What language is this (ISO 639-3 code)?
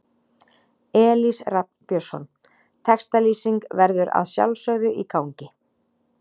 isl